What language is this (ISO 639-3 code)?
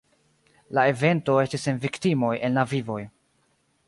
epo